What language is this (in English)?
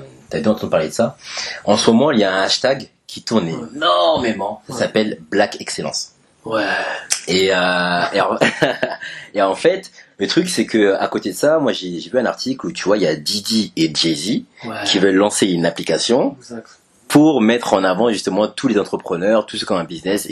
French